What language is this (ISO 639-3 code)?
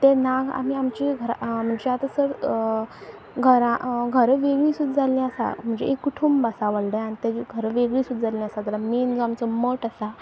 kok